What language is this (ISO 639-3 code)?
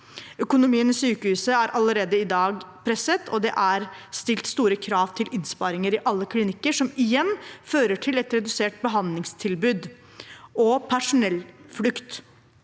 nor